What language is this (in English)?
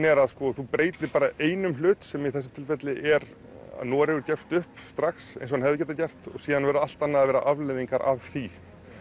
Icelandic